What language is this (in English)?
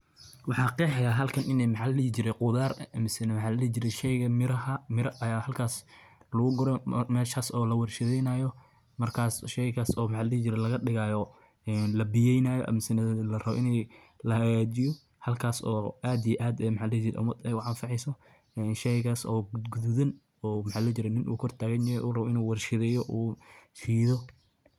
Somali